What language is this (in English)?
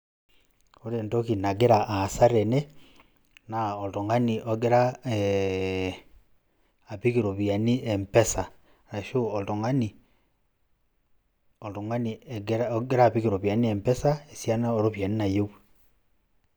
Masai